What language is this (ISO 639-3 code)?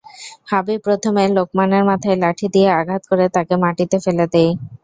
ben